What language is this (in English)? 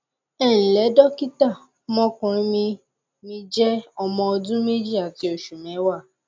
Yoruba